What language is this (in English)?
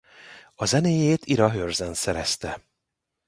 Hungarian